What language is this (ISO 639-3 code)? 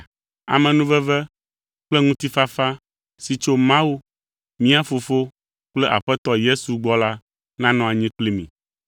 ewe